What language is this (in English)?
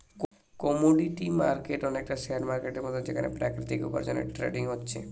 Bangla